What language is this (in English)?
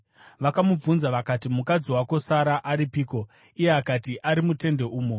Shona